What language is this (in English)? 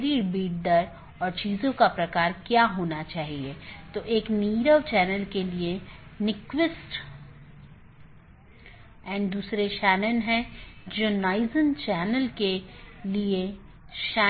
Hindi